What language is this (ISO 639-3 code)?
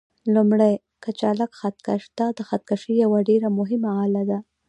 pus